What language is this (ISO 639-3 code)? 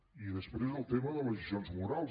cat